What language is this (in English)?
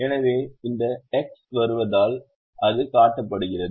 Tamil